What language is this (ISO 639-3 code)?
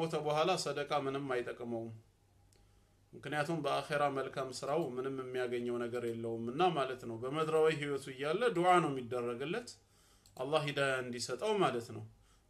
ara